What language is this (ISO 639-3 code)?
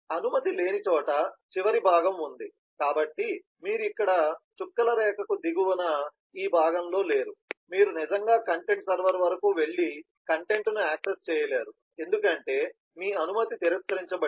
tel